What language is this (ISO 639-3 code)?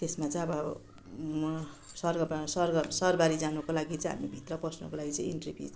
nep